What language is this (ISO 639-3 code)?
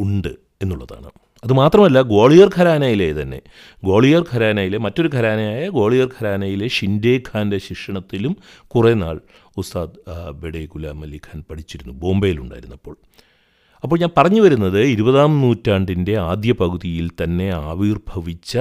mal